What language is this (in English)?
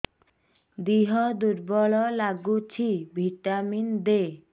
Odia